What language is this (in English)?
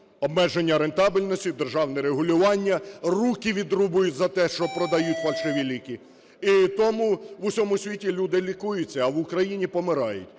Ukrainian